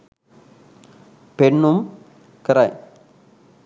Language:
Sinhala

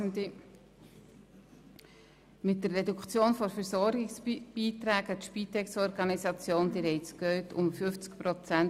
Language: Swiss German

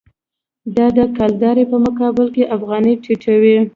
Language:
Pashto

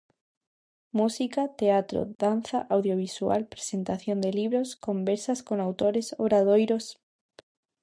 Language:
Galician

